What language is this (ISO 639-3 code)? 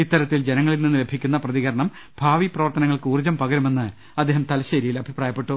mal